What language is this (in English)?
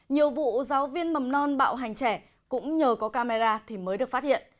Vietnamese